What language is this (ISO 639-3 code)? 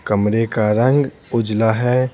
hin